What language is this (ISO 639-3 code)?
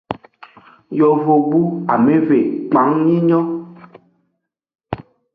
ajg